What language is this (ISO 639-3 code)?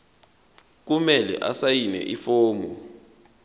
zul